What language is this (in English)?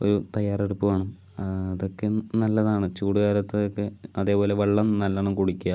Malayalam